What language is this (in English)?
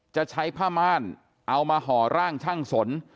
Thai